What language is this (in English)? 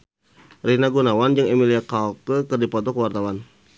Sundanese